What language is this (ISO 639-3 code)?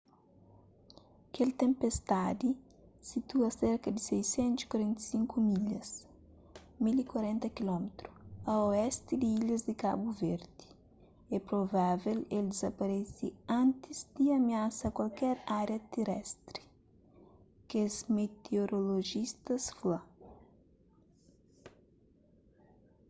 kea